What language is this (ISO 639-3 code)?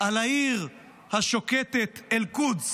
heb